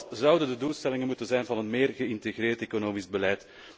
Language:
Dutch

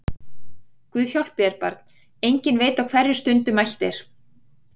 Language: Icelandic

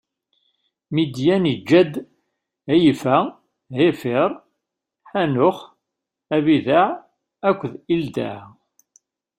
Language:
Kabyle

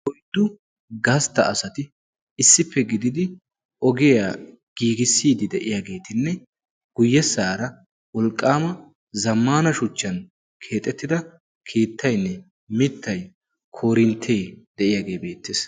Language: Wolaytta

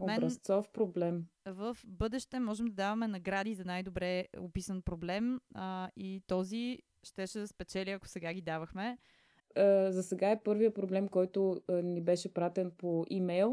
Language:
Bulgarian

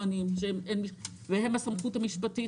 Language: Hebrew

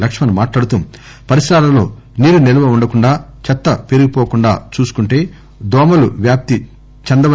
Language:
Telugu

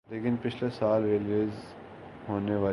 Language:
Urdu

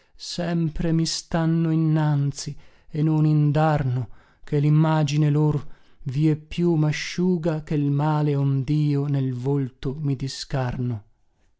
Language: Italian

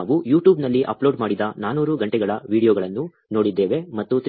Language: Kannada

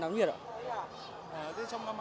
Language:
Vietnamese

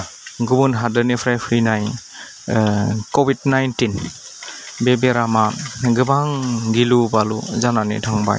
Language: Bodo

